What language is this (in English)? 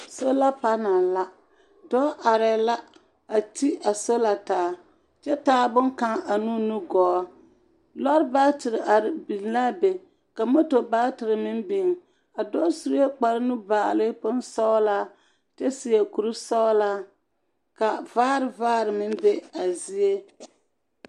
Southern Dagaare